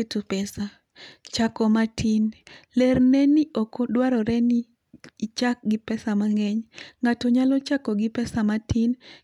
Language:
Luo (Kenya and Tanzania)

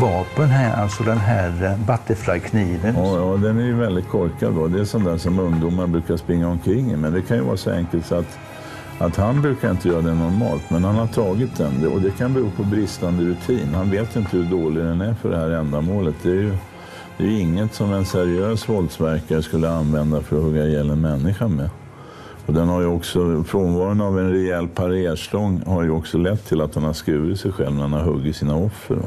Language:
Swedish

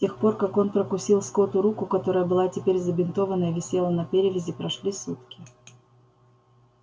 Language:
Russian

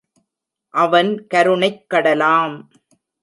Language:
Tamil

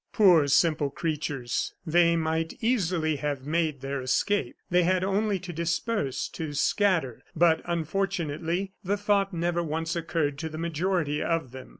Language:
English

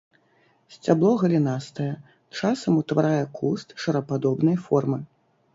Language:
Belarusian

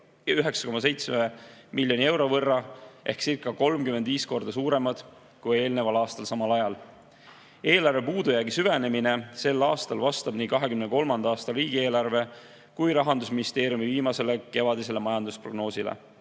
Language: Estonian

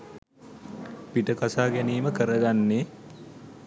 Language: Sinhala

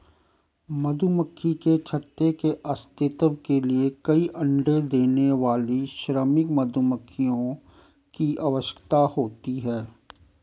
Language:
Hindi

